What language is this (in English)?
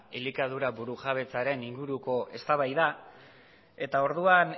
Basque